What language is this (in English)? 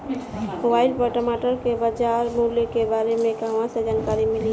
Bhojpuri